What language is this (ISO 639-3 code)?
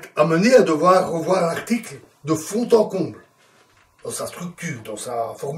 fra